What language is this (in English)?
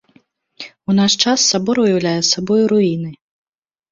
Belarusian